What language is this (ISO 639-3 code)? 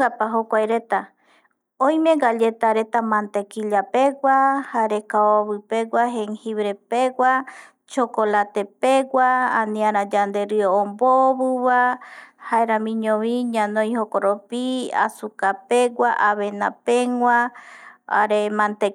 gui